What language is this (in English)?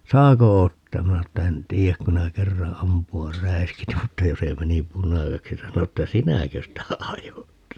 Finnish